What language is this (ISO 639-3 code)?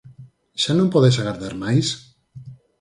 glg